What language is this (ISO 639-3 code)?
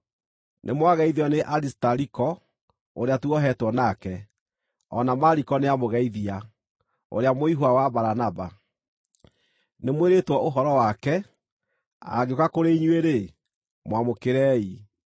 kik